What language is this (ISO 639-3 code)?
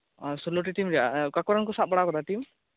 sat